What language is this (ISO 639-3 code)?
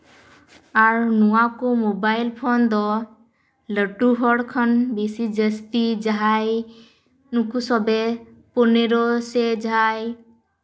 sat